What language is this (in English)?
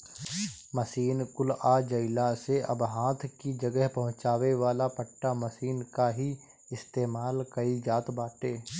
Bhojpuri